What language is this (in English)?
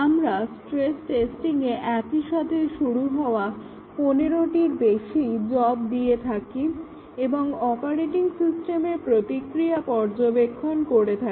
Bangla